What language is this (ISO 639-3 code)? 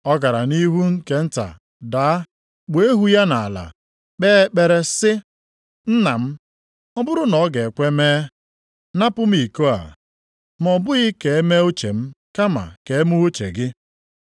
ibo